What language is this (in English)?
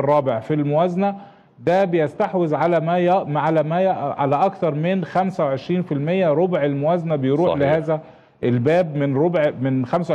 Arabic